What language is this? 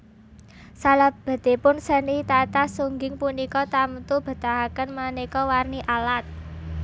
Javanese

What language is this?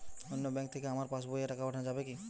Bangla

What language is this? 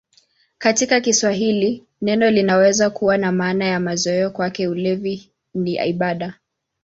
Swahili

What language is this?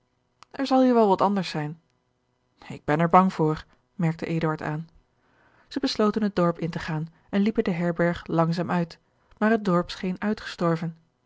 Dutch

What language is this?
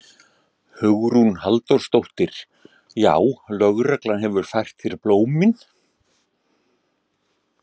Icelandic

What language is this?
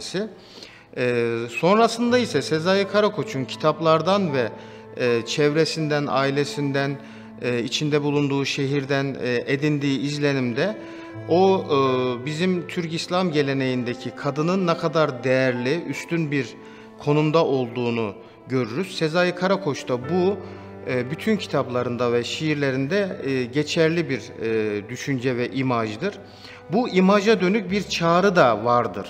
Turkish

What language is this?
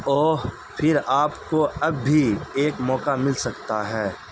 Urdu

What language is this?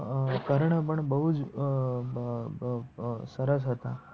Gujarati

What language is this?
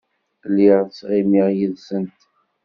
Kabyle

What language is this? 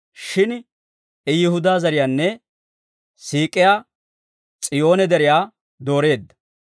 Dawro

